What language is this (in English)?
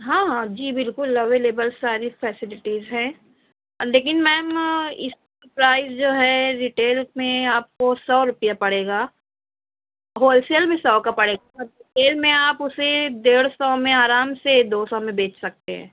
Urdu